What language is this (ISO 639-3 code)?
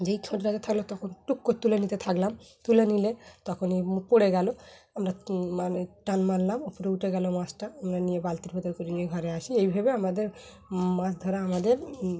ben